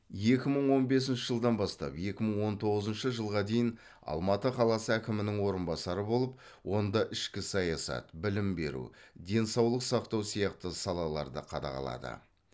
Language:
Kazakh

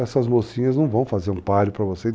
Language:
Portuguese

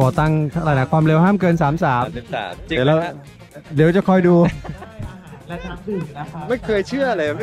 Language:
Thai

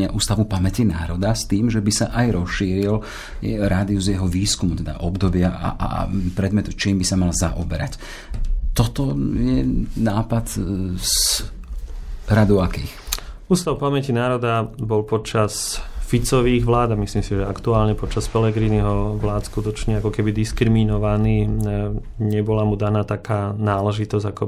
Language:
Slovak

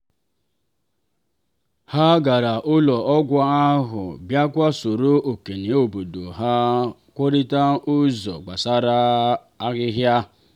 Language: Igbo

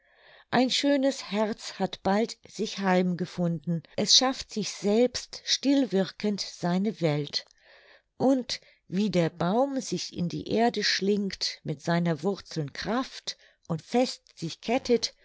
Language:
German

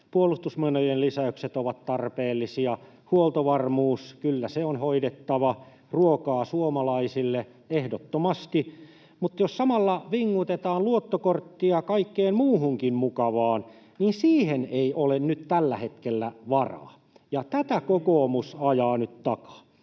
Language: Finnish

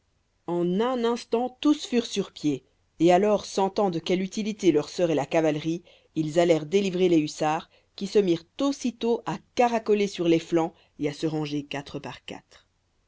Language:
French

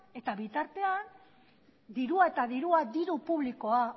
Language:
Basque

